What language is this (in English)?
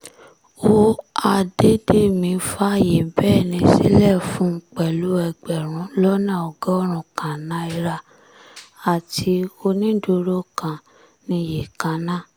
Yoruba